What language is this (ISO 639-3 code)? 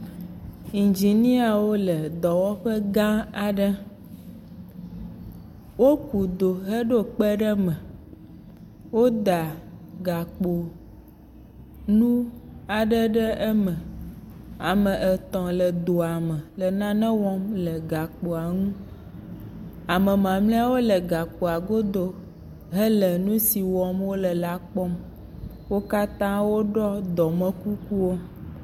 ewe